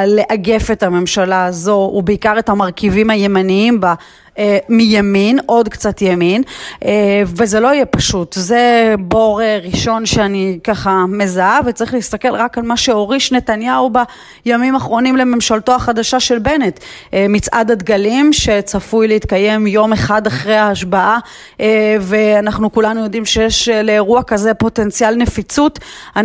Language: Hebrew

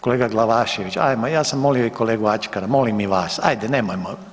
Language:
Croatian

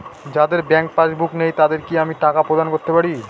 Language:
Bangla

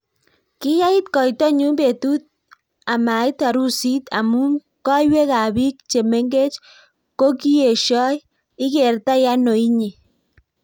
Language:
Kalenjin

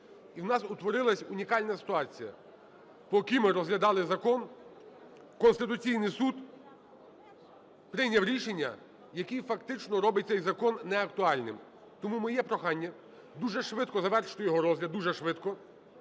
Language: Ukrainian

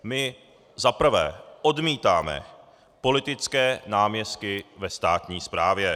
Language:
Czech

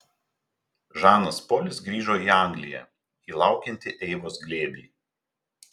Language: Lithuanian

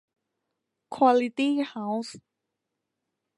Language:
Thai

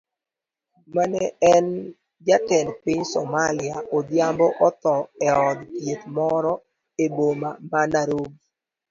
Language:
Luo (Kenya and Tanzania)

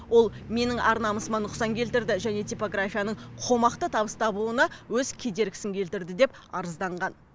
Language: Kazakh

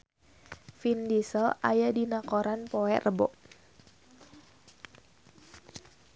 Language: Sundanese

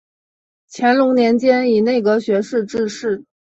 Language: Chinese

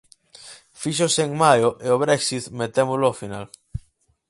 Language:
Galician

